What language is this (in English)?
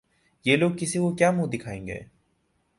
Urdu